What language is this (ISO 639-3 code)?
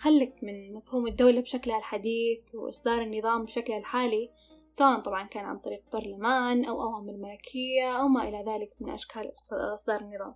ara